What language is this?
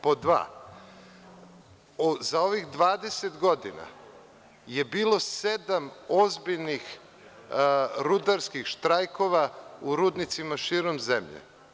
Serbian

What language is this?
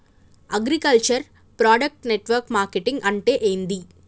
Telugu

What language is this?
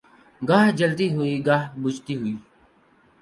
Urdu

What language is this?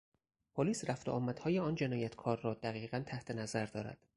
Persian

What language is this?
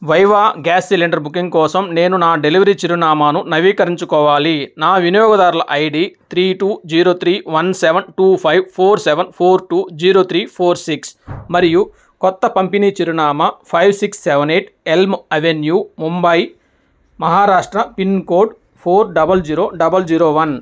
Telugu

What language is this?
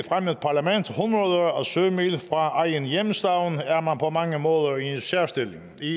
Danish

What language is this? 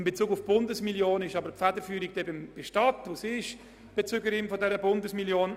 Swiss German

